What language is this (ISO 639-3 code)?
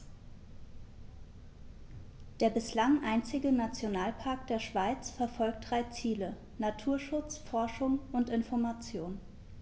deu